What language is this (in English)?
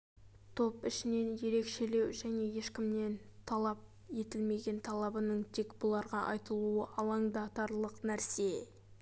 Kazakh